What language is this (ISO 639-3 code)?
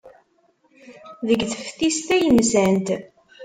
kab